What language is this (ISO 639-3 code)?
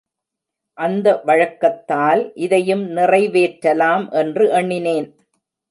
tam